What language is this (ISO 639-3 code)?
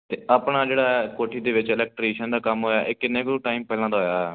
pan